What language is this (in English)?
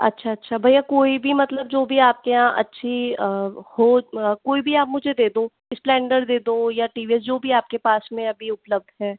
Hindi